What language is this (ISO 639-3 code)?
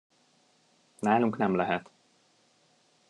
hun